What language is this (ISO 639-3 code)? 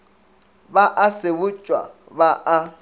nso